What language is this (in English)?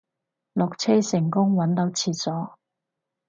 Cantonese